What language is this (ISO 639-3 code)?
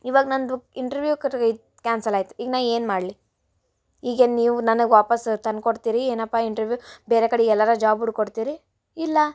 kan